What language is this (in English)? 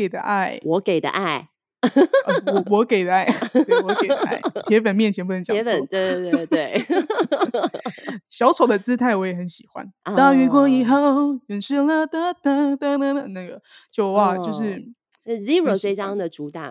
Chinese